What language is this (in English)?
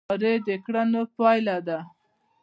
Pashto